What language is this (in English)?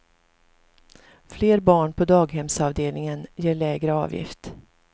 Swedish